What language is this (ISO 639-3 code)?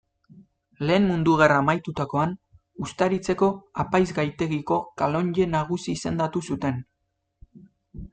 eus